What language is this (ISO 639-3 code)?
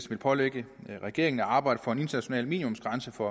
dan